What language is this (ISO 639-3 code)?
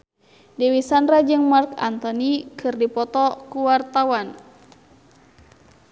sun